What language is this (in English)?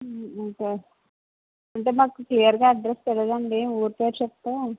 Telugu